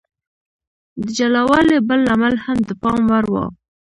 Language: Pashto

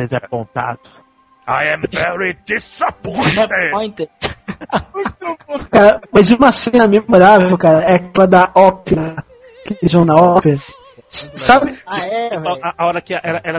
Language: Portuguese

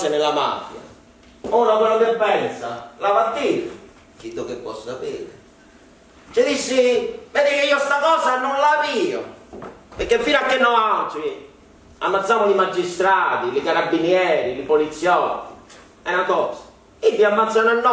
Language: Italian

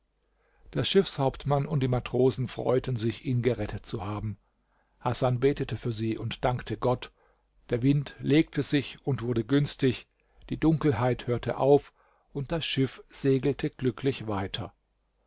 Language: German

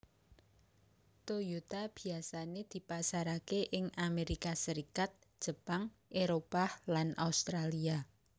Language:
Javanese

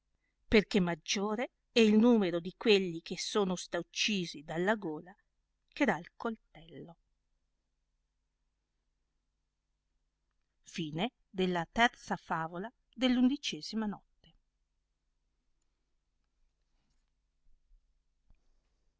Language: Italian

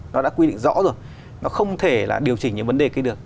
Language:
Vietnamese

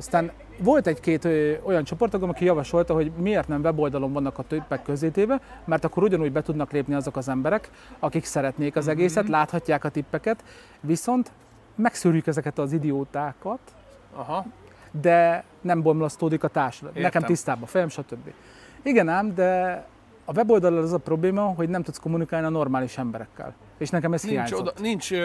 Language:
Hungarian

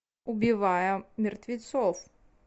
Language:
Russian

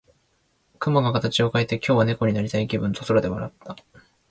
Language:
Japanese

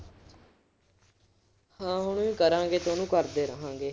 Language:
Punjabi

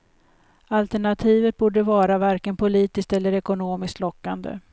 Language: Swedish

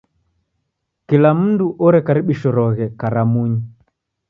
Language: Taita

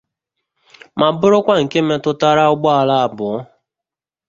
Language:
Igbo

